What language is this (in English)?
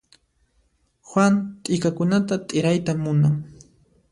Puno Quechua